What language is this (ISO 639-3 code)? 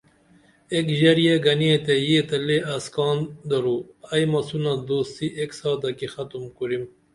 dml